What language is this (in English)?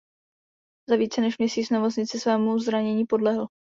Czech